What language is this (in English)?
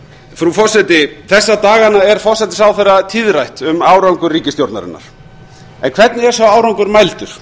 Icelandic